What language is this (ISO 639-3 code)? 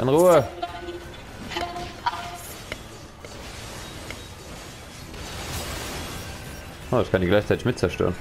deu